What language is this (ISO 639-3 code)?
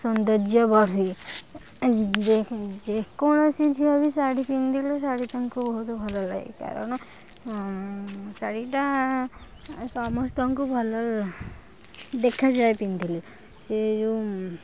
ori